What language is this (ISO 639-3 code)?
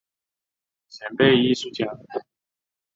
zho